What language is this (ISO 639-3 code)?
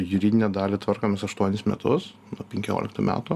lit